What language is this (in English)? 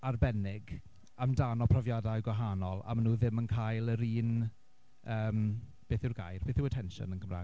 Welsh